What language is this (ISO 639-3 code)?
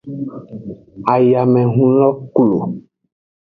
ajg